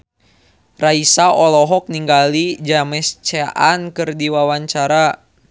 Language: Sundanese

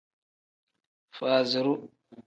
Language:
Tem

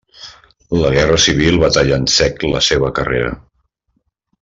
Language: Catalan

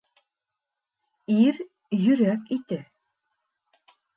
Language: Bashkir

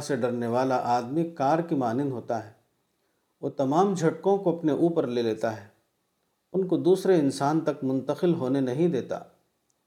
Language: Urdu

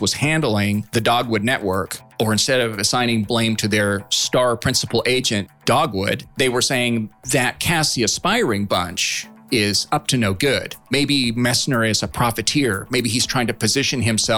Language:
English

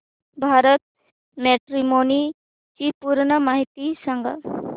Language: Marathi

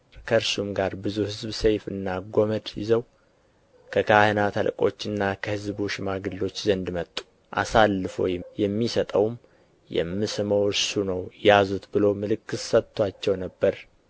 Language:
Amharic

